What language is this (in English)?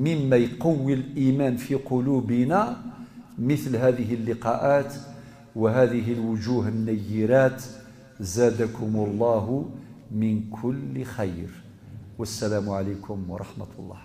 Arabic